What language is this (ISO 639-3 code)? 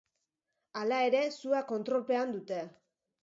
eus